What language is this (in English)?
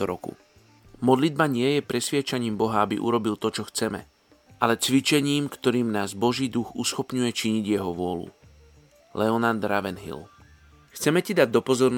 Slovak